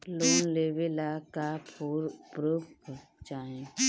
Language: Bhojpuri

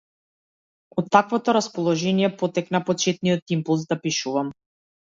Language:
Macedonian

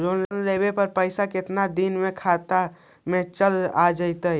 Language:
Magahi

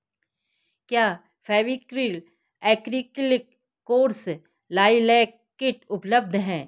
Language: Hindi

